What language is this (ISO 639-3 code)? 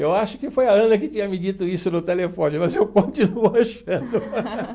por